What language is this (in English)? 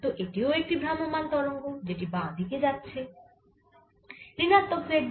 Bangla